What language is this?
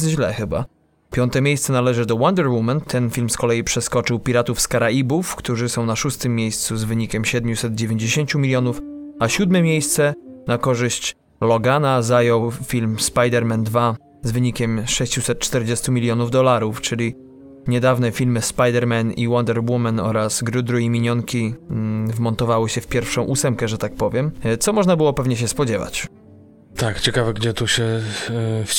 Polish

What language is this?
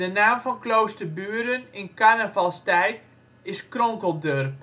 Dutch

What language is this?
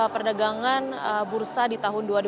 Indonesian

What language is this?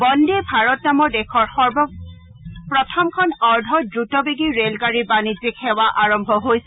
Assamese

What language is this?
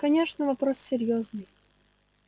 Russian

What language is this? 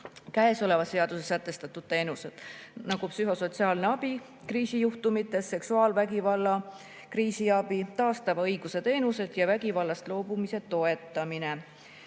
Estonian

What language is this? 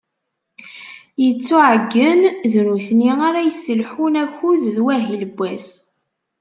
Kabyle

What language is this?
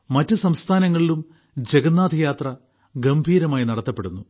Malayalam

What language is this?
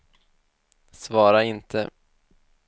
Swedish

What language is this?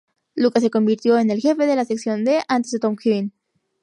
Spanish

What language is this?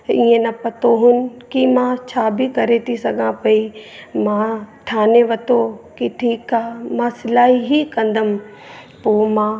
Sindhi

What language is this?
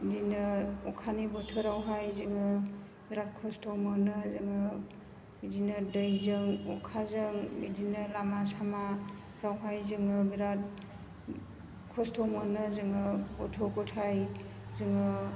Bodo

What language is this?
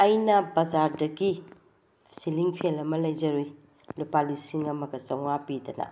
Manipuri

